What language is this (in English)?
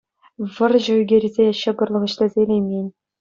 Chuvash